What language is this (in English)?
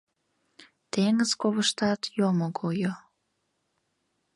Mari